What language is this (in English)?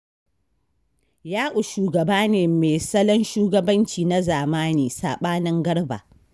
Hausa